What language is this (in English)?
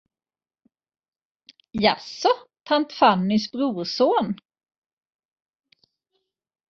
Swedish